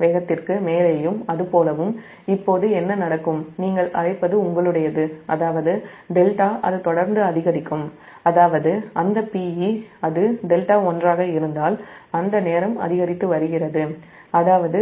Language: Tamil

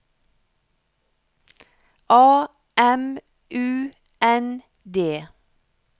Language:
Norwegian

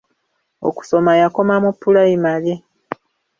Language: Ganda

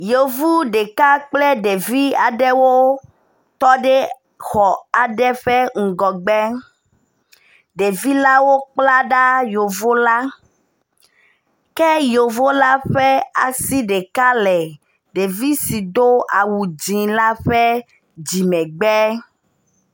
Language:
Ewe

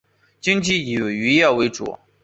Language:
Chinese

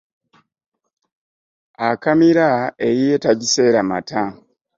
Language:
Ganda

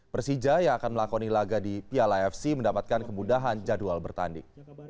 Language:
Indonesian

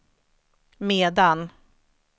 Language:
Swedish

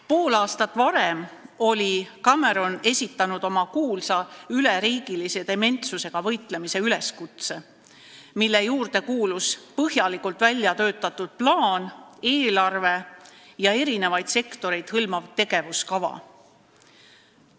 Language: Estonian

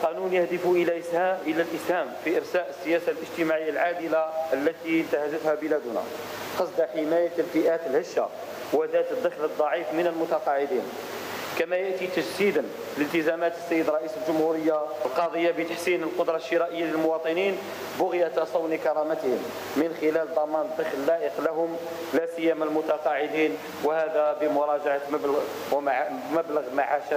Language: Arabic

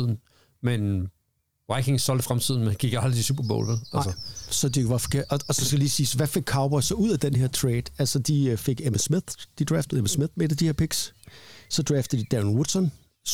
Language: Danish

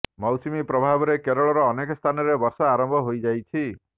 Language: Odia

